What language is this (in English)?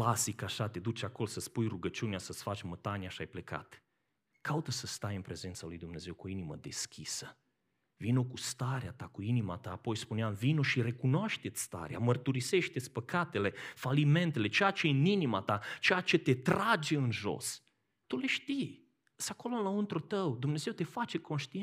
Romanian